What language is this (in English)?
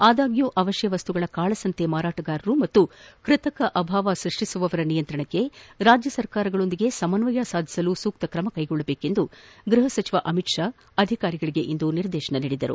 Kannada